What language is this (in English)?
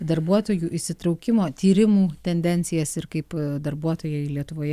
Lithuanian